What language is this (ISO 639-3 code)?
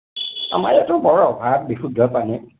asm